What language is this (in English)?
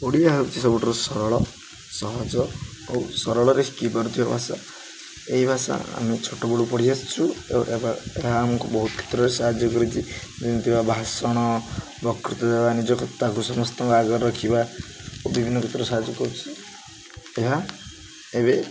Odia